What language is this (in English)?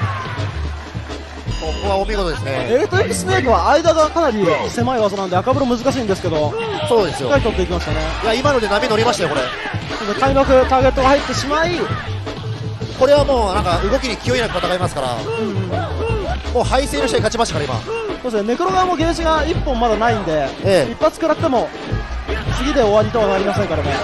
Japanese